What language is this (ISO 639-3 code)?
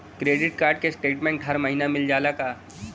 bho